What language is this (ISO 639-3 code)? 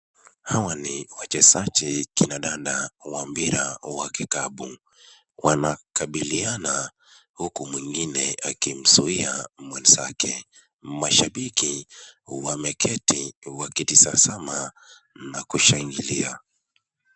swa